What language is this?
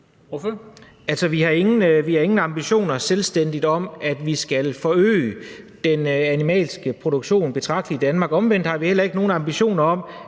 Danish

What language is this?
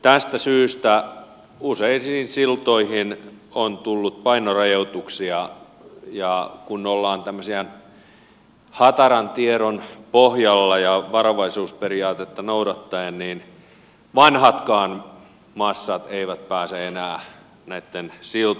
Finnish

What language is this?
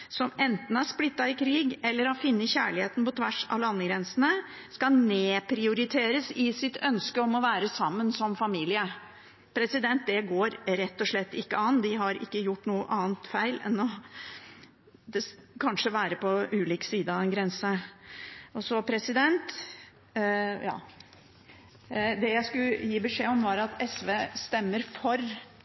Norwegian Bokmål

